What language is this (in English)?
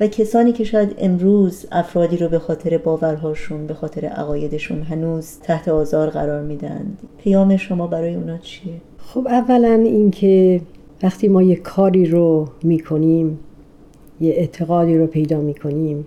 Persian